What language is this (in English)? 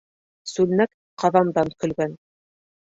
Bashkir